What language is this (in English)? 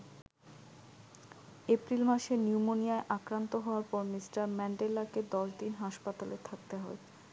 Bangla